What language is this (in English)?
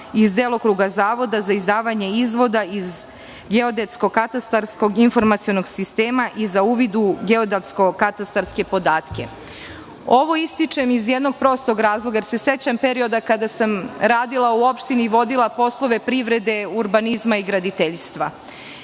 Serbian